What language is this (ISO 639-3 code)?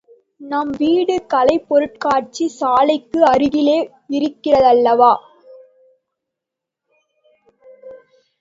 tam